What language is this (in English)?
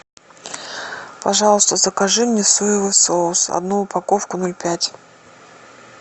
Russian